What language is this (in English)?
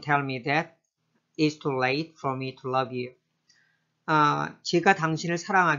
Korean